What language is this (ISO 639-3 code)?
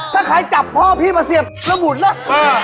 tha